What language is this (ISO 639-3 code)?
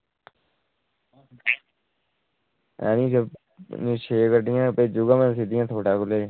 doi